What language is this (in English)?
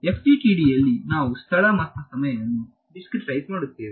Kannada